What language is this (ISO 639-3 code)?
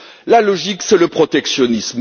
fra